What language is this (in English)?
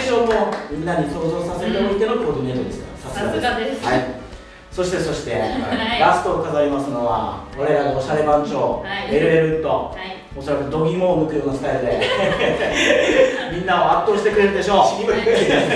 Japanese